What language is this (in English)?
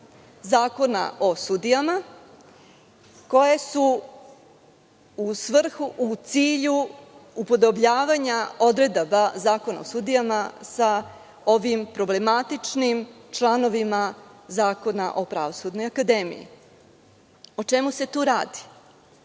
Serbian